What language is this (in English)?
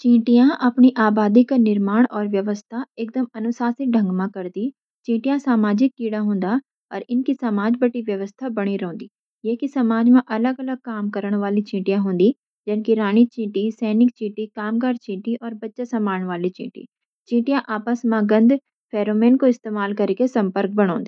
Garhwali